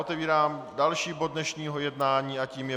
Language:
Czech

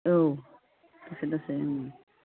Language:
Bodo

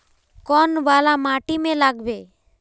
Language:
Magahi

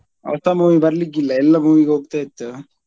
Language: Kannada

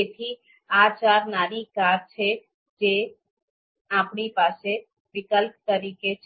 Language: Gujarati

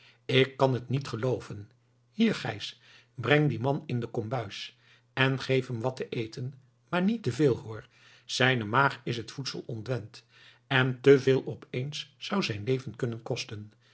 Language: Dutch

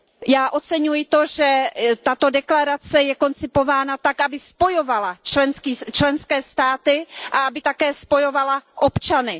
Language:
Czech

